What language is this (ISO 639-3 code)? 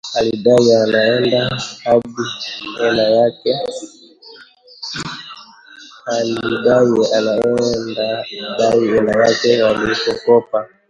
swa